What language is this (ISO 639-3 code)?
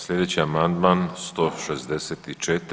hrv